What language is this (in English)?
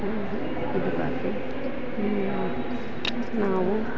Kannada